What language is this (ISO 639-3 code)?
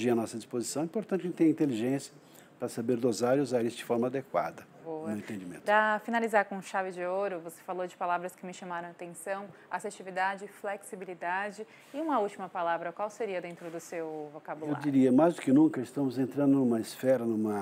por